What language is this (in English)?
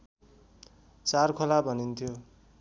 Nepali